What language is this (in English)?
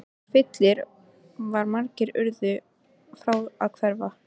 Icelandic